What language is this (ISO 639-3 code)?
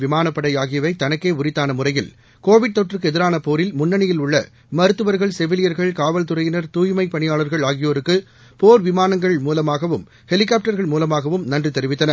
tam